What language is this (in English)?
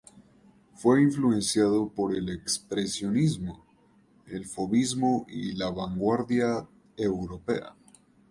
Spanish